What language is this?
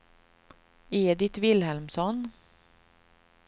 Swedish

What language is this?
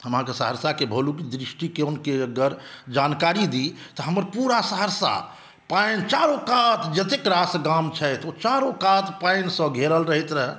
Maithili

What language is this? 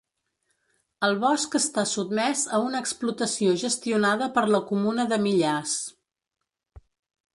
Catalan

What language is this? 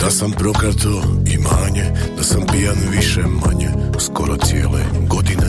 Croatian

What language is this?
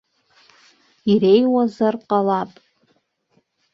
Abkhazian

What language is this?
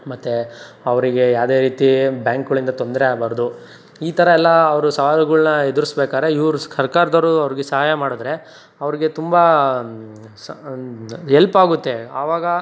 Kannada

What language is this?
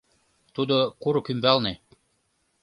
Mari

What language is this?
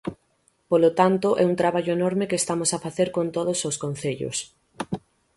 Galician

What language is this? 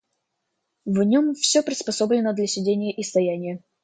Russian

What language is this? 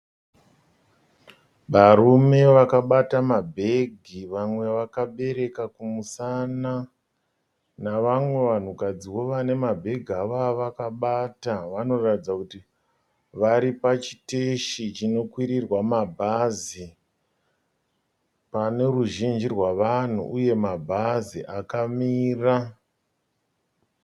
Shona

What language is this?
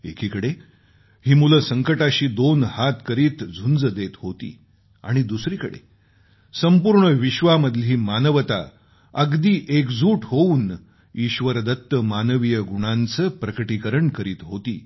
Marathi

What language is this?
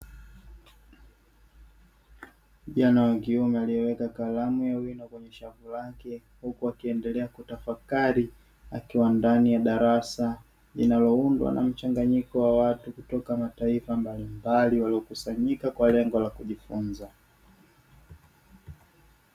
Swahili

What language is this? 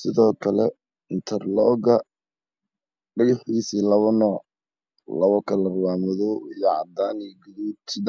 Somali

